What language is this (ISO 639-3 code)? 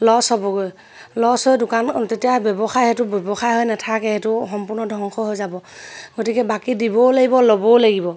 asm